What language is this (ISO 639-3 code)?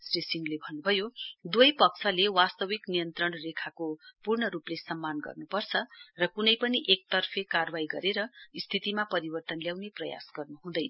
nep